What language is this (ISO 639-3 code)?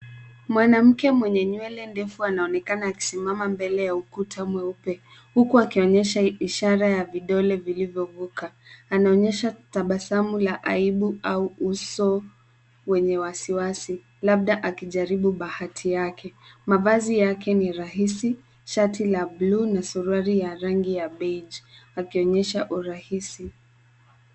swa